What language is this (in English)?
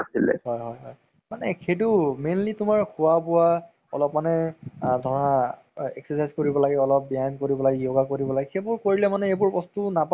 Assamese